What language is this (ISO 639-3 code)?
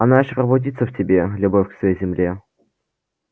rus